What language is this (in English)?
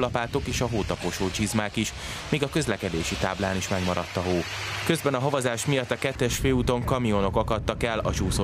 Hungarian